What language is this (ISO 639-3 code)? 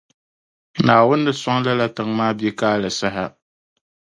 dag